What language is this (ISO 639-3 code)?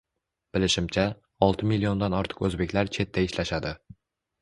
uzb